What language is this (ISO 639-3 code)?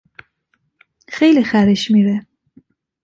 fas